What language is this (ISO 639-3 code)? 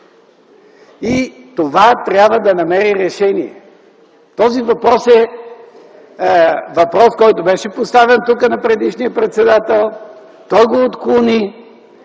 bul